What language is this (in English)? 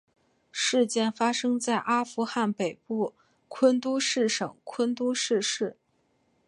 Chinese